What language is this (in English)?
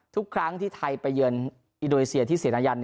Thai